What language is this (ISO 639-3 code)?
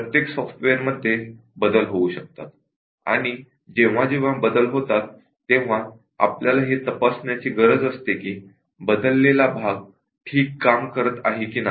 mar